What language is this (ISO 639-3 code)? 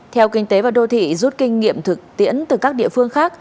vie